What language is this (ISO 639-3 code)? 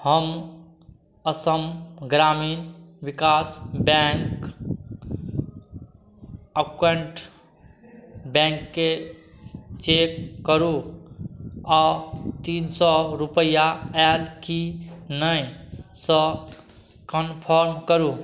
mai